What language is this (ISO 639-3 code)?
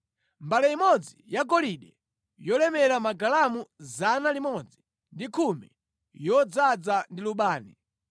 nya